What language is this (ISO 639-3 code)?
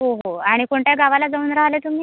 mar